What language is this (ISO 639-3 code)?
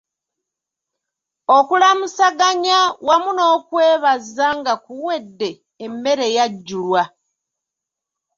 lug